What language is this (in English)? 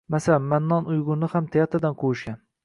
Uzbek